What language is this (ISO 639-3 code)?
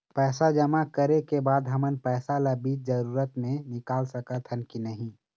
hne